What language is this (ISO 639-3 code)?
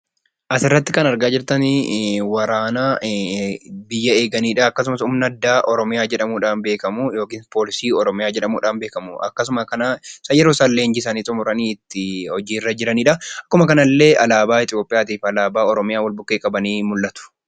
orm